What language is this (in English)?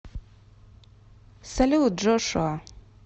Russian